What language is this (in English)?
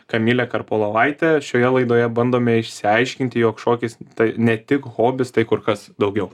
Lithuanian